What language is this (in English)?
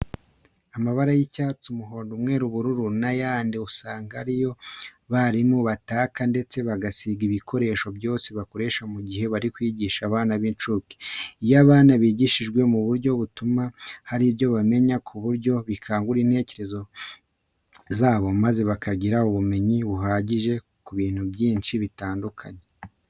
Kinyarwanda